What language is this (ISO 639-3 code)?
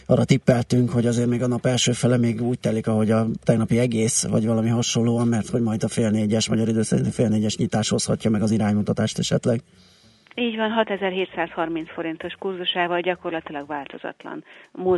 hun